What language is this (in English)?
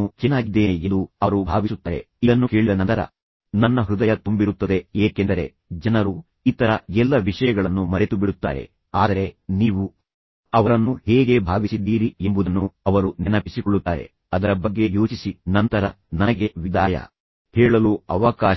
Kannada